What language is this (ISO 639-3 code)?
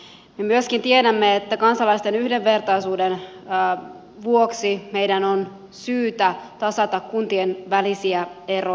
fin